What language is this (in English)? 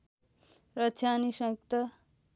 Nepali